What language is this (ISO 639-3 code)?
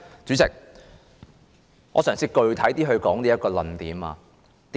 yue